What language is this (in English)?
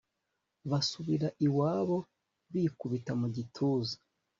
Kinyarwanda